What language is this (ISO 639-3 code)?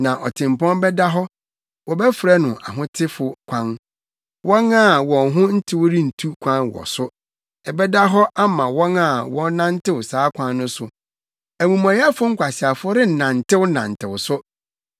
aka